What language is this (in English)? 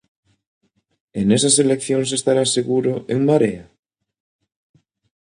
Galician